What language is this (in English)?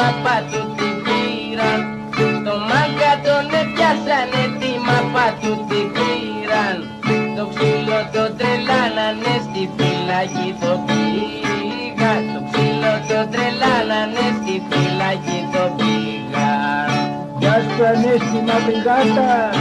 Greek